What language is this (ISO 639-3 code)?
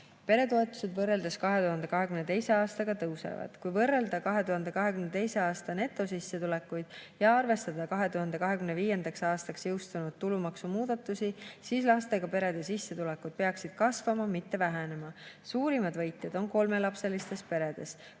est